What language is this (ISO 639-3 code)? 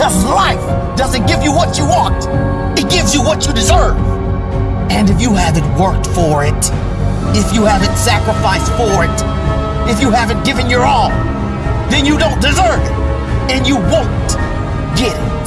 eng